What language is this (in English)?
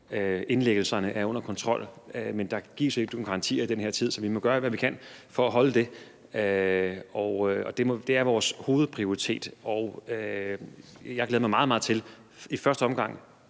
Danish